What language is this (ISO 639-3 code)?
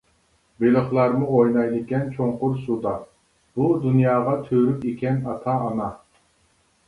uig